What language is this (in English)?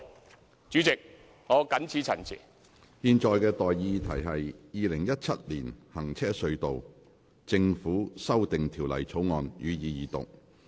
Cantonese